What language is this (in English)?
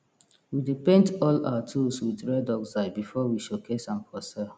Nigerian Pidgin